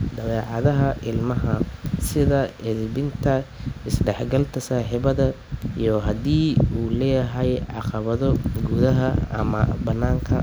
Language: Somali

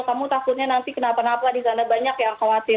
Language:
Indonesian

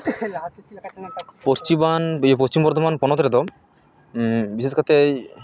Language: Santali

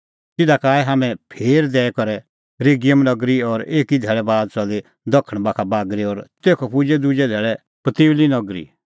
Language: Kullu Pahari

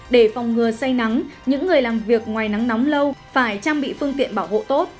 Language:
Vietnamese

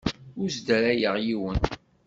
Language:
Kabyle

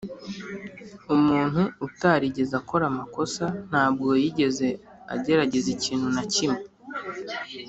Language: Kinyarwanda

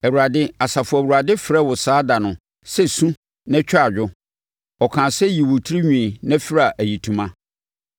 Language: Akan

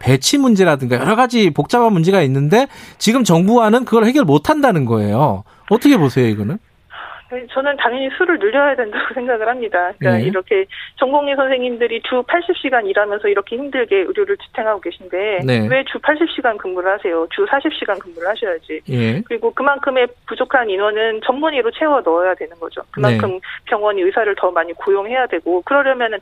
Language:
Korean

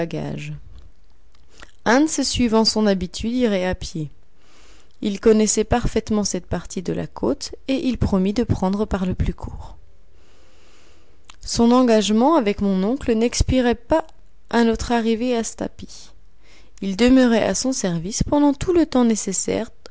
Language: French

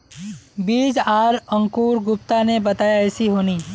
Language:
Magahi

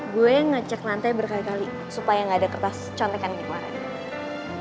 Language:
Indonesian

